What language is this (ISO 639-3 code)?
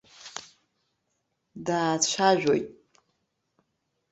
abk